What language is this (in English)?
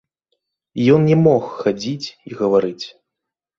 Belarusian